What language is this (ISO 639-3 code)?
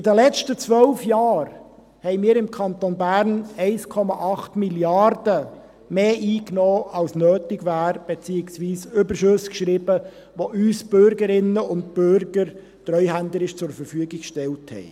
gsw